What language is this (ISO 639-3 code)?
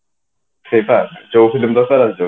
ori